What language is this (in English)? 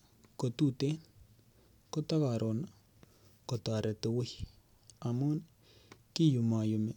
Kalenjin